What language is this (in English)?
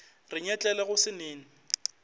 Northern Sotho